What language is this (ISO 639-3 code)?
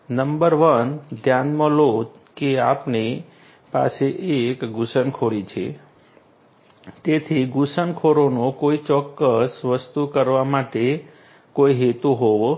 guj